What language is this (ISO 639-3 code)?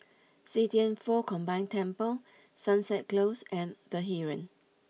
eng